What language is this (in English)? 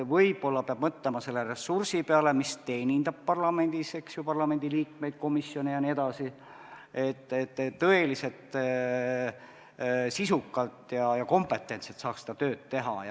Estonian